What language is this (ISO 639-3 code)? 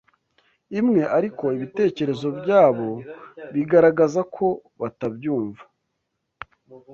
kin